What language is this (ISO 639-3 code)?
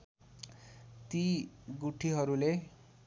nep